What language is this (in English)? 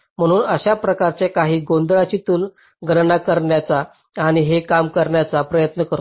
Marathi